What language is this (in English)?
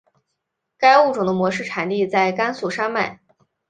Chinese